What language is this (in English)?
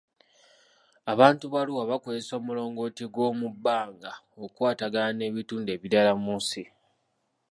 Ganda